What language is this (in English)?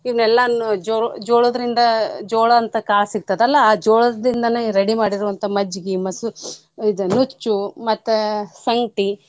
Kannada